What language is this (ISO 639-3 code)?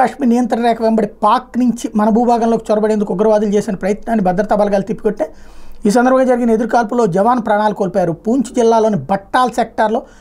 tel